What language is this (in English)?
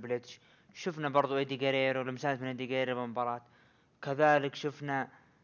Arabic